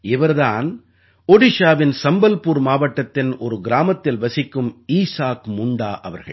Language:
Tamil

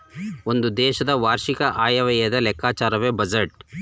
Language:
Kannada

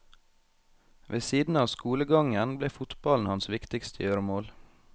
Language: Norwegian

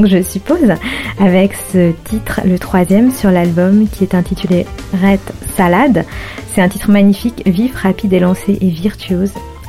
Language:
French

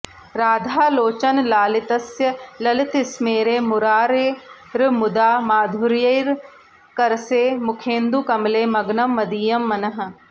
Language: Sanskrit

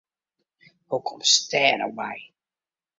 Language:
Western Frisian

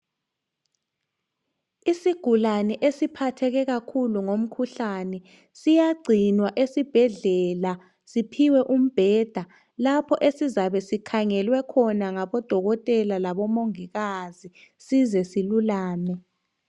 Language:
North Ndebele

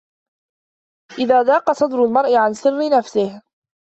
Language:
Arabic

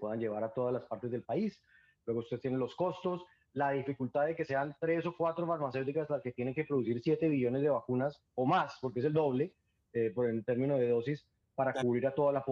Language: Spanish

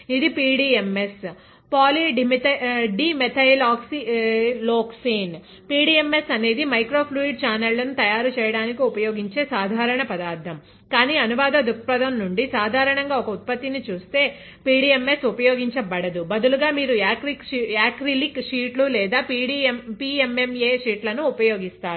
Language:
Telugu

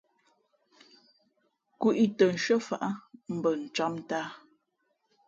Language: Fe'fe'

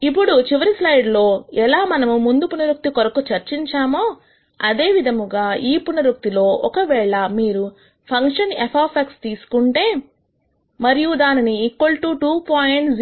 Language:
Telugu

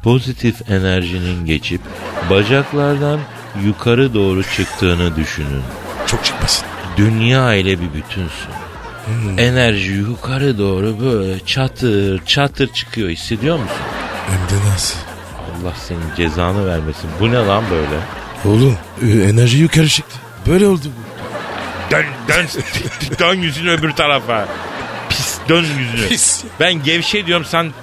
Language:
Turkish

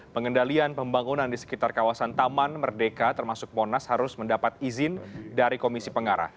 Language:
Indonesian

